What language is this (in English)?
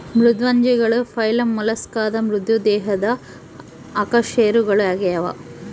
Kannada